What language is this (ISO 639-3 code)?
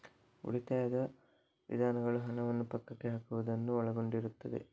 kan